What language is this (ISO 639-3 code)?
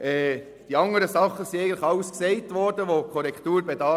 gsw